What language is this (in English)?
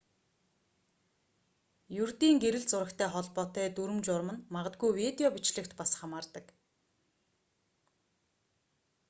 Mongolian